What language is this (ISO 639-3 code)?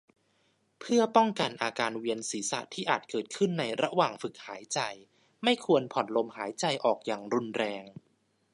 tha